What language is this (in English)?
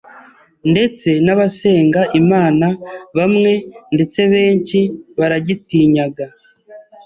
Kinyarwanda